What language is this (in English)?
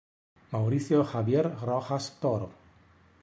Italian